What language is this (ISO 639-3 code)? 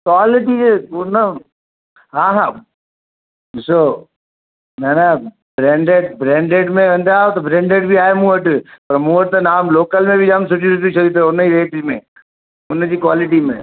snd